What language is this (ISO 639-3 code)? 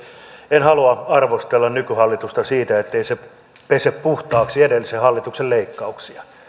fin